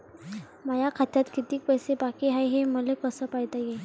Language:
Marathi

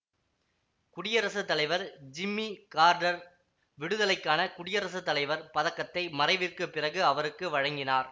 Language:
Tamil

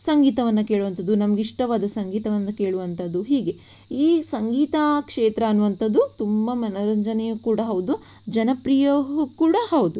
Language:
Kannada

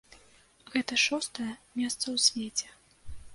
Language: Belarusian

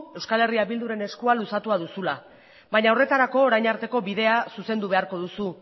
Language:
Basque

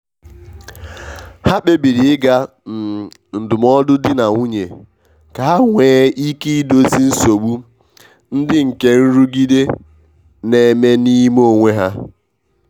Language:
Igbo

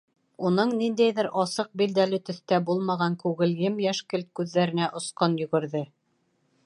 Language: Bashkir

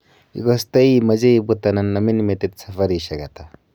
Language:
Kalenjin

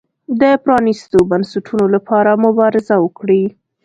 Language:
Pashto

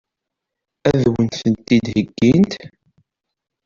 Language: Kabyle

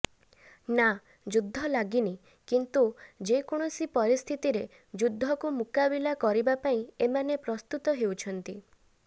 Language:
Odia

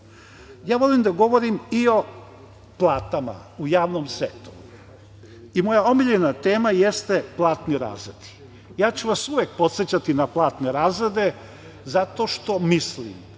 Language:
Serbian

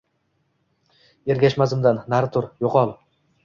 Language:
Uzbek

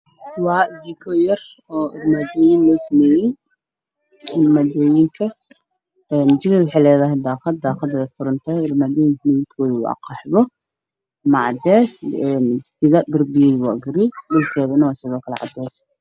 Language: Somali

